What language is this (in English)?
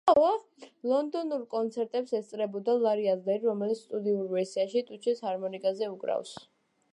Georgian